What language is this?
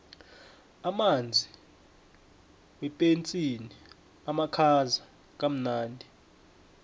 South Ndebele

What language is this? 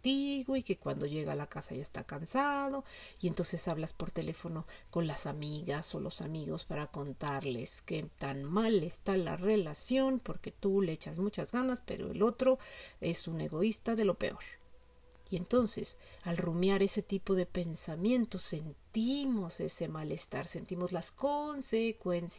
Spanish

